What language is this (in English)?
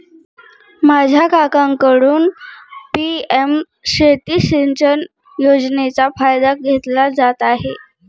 Marathi